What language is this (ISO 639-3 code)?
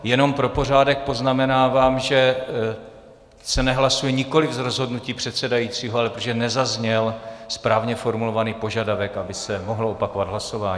ces